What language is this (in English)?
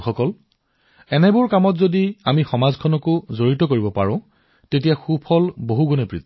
Assamese